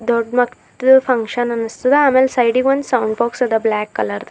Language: Kannada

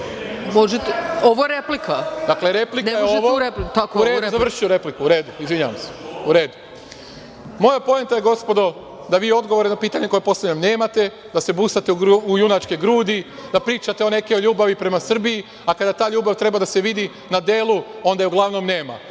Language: Serbian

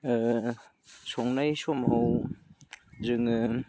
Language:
Bodo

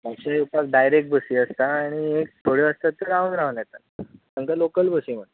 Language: Konkani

